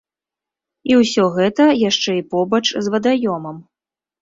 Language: Belarusian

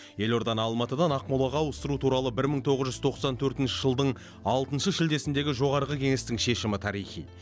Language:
Kazakh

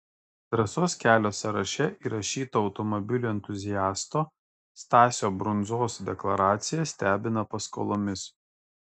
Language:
Lithuanian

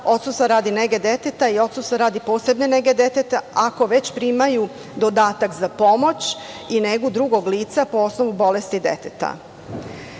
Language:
Serbian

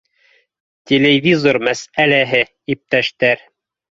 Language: Bashkir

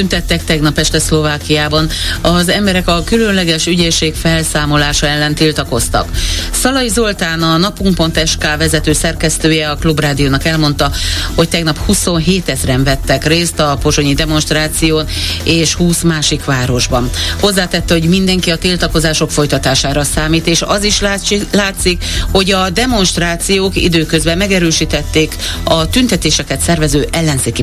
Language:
Hungarian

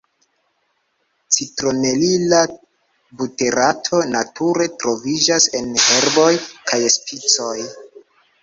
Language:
Esperanto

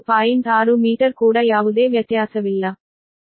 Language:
Kannada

